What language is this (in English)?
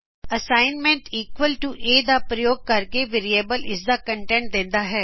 Punjabi